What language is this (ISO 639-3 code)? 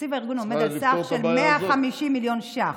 heb